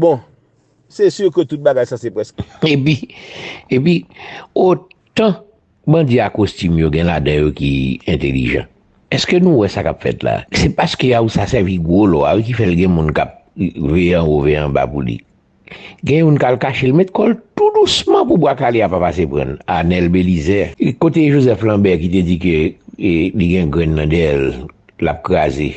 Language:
French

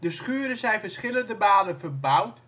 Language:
Dutch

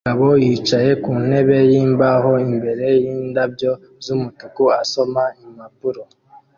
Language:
Kinyarwanda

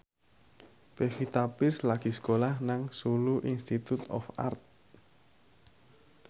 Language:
Javanese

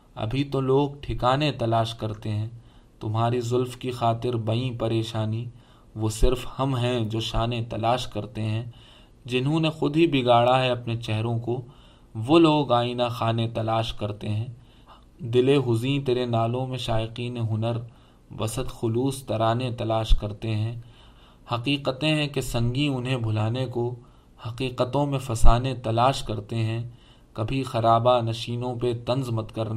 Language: Urdu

